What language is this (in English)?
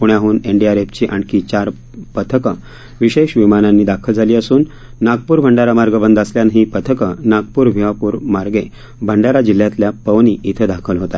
Marathi